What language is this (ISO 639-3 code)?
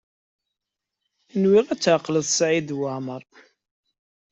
kab